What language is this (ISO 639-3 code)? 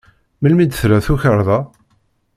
kab